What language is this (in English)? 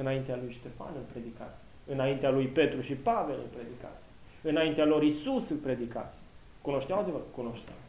Romanian